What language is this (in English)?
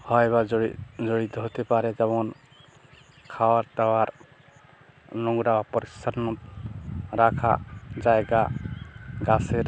Bangla